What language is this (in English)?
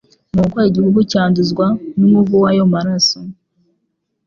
Kinyarwanda